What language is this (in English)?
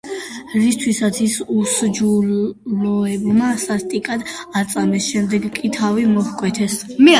Georgian